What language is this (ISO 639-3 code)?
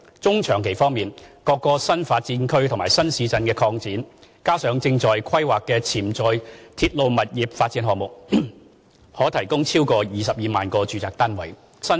yue